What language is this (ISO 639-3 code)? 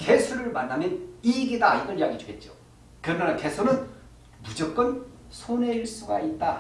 kor